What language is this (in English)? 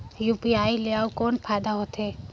Chhattisgarhi